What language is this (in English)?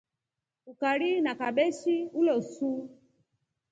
Rombo